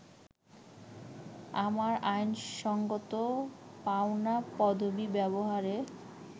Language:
Bangla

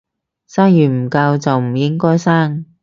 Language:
Cantonese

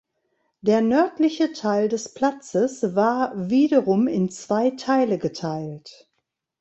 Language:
German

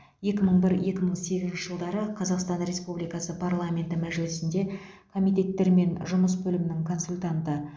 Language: Kazakh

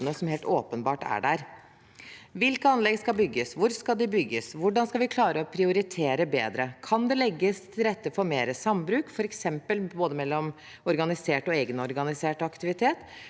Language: Norwegian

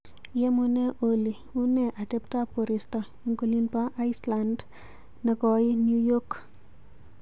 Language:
Kalenjin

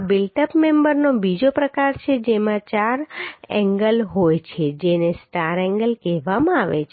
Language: Gujarati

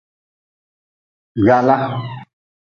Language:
Nawdm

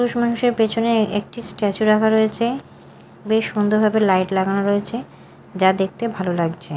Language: Bangla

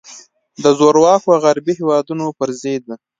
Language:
Pashto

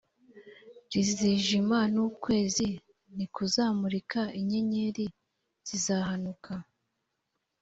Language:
Kinyarwanda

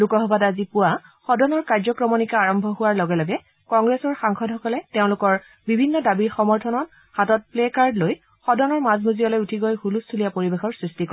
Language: Assamese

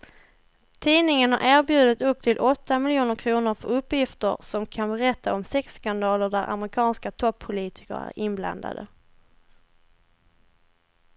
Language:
Swedish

